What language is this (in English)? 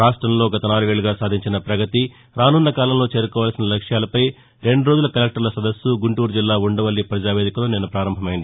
Telugu